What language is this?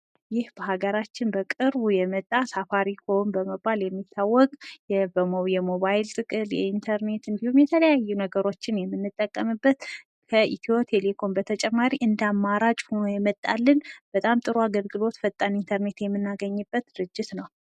Amharic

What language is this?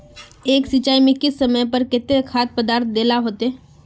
Magahi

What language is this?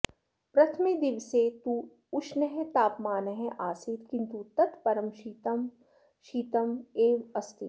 Sanskrit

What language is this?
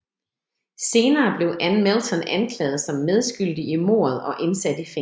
Danish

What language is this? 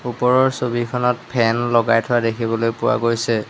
Assamese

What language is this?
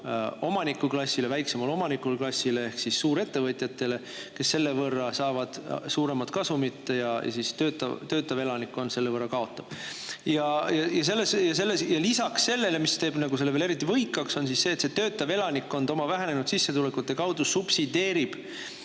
Estonian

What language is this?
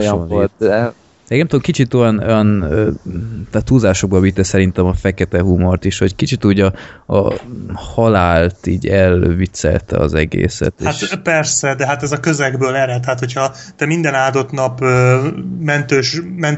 Hungarian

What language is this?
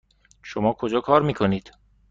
Persian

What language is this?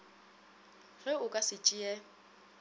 Northern Sotho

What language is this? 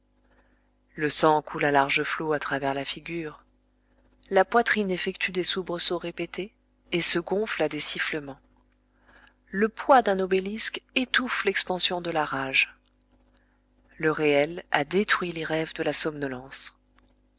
French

